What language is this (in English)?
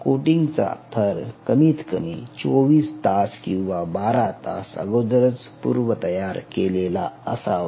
Marathi